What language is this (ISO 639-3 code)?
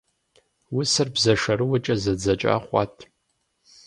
kbd